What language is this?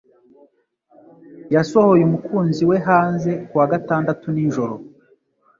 Kinyarwanda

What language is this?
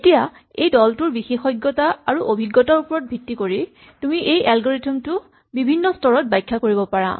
Assamese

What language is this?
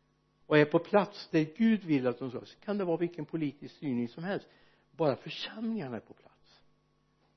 Swedish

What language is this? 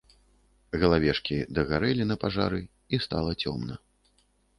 Belarusian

